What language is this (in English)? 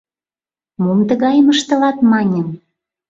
Mari